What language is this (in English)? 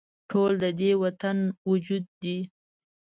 Pashto